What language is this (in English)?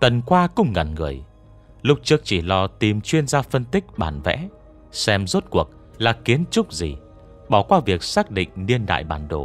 Vietnamese